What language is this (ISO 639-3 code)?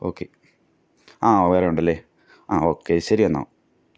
mal